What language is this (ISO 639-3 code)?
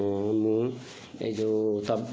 ori